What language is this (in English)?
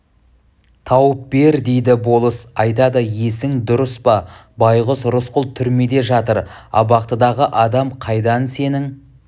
Kazakh